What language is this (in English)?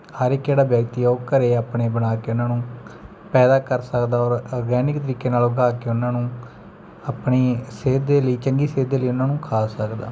Punjabi